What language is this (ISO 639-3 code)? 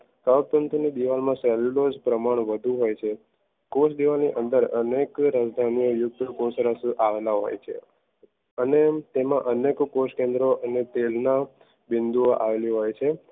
guj